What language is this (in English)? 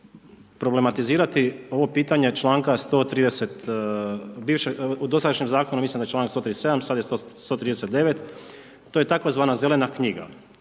Croatian